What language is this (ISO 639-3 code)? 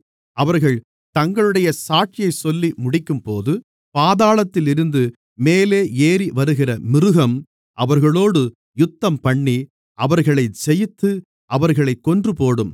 tam